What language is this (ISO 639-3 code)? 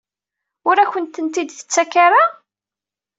kab